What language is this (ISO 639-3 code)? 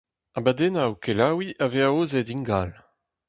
bre